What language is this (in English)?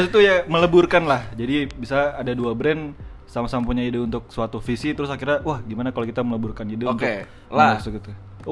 Indonesian